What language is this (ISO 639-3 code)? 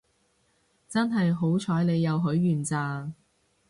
yue